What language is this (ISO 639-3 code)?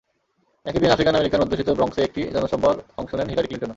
ben